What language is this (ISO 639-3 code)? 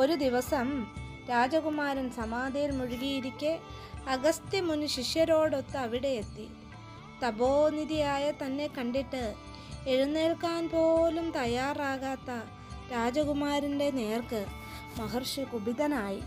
mal